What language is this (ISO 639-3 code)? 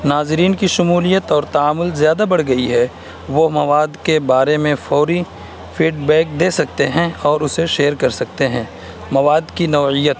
urd